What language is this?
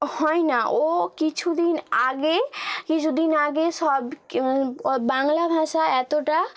Bangla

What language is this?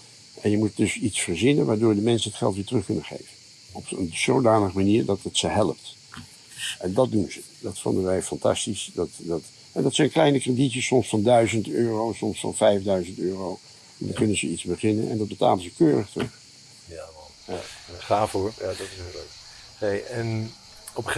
Dutch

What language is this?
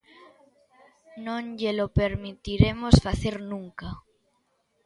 Galician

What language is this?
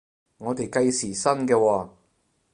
Cantonese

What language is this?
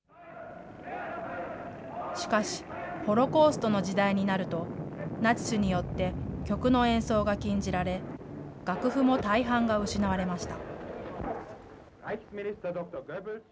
Japanese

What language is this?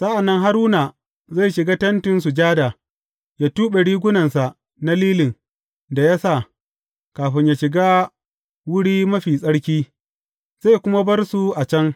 Hausa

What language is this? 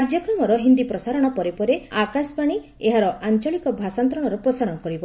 Odia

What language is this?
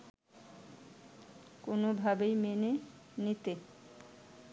Bangla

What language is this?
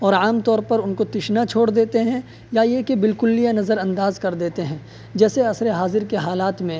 Urdu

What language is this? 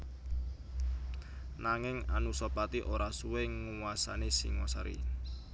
Javanese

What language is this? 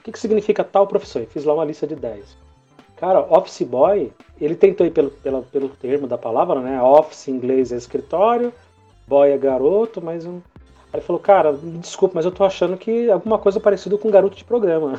Portuguese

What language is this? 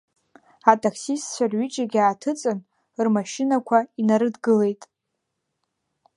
Abkhazian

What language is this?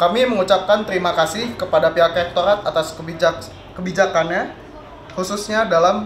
Indonesian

